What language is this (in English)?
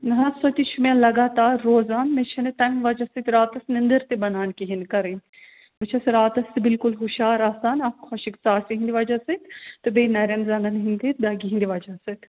Kashmiri